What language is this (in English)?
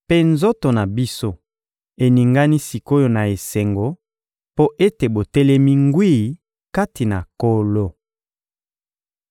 Lingala